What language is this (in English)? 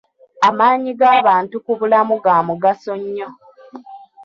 Ganda